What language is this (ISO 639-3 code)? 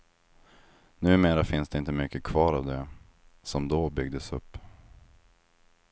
swe